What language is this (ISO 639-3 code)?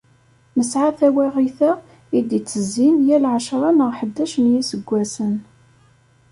kab